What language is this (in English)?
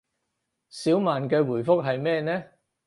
Cantonese